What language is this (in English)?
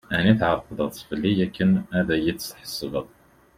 Kabyle